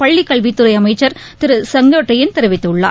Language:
Tamil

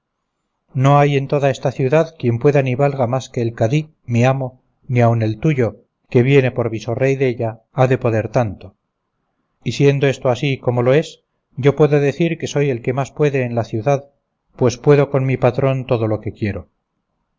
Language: Spanish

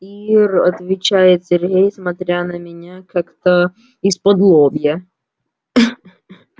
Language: Russian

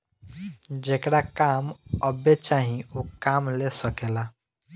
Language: Bhojpuri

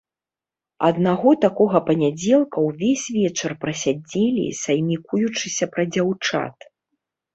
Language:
Belarusian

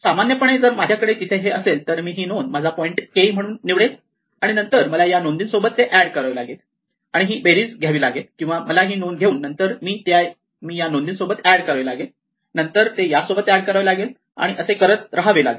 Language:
Marathi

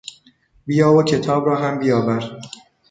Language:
Persian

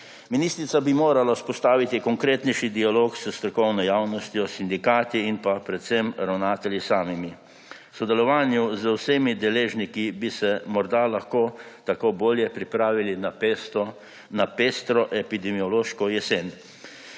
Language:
Slovenian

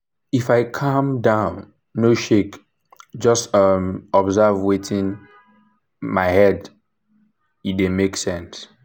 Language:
Nigerian Pidgin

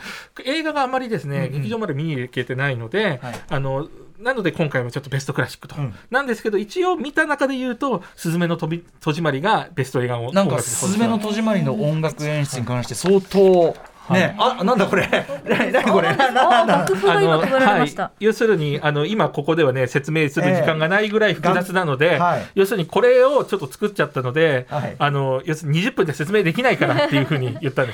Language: Japanese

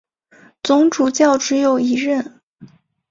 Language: Chinese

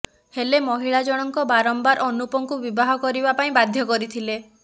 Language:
Odia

